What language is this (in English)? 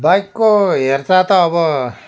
Nepali